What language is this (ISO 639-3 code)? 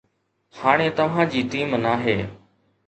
snd